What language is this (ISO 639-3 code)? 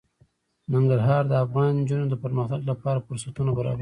pus